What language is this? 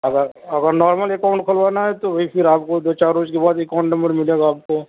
Urdu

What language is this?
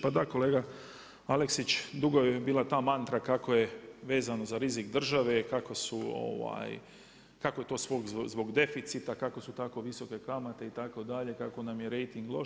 Croatian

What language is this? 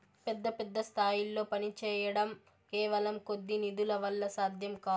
Telugu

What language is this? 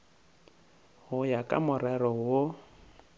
Northern Sotho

